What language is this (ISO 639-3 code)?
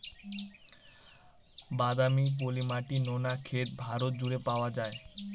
ben